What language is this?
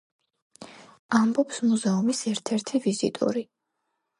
Georgian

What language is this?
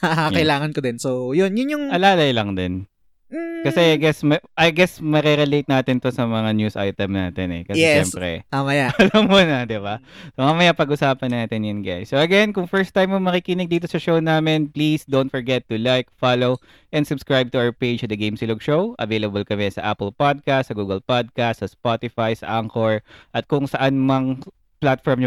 Filipino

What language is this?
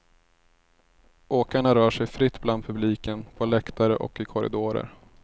Swedish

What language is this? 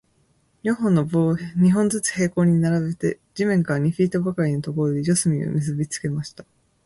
Japanese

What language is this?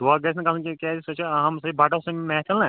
Kashmiri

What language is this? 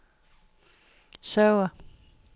Danish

